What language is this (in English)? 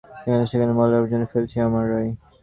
Bangla